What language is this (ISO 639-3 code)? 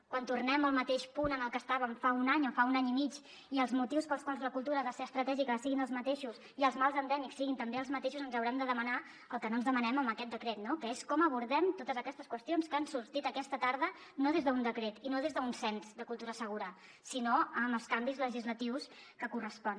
cat